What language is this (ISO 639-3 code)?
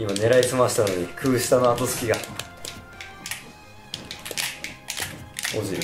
jpn